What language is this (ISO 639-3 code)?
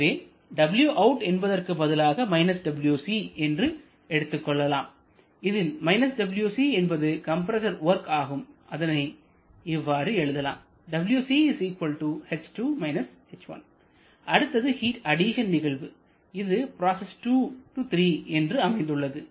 tam